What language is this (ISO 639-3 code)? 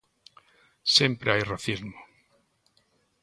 glg